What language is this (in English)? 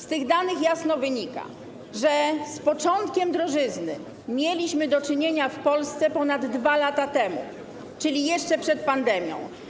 Polish